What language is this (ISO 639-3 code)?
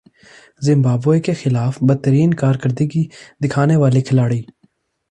urd